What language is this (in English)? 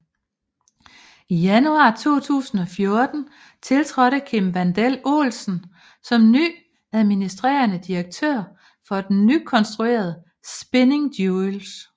Danish